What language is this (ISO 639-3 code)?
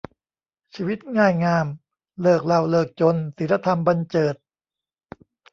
tha